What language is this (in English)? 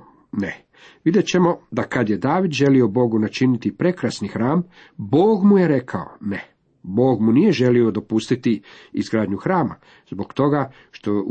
Croatian